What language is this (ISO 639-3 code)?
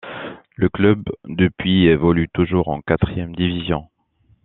fra